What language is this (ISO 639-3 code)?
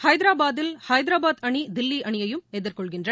tam